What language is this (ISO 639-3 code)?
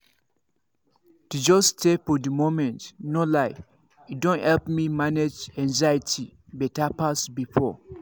pcm